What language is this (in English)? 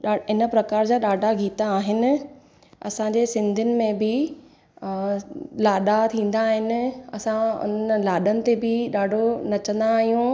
Sindhi